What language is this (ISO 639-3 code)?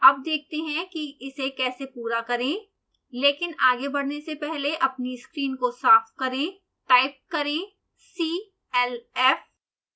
hin